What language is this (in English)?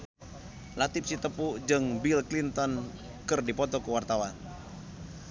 Sundanese